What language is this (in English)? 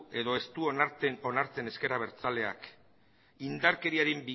Basque